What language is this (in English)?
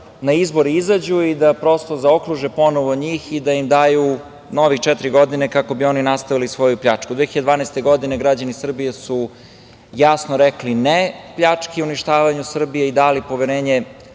Serbian